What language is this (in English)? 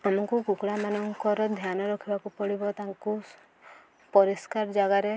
Odia